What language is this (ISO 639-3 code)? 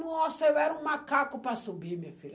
por